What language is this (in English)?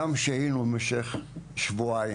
Hebrew